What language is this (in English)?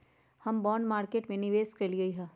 Magahi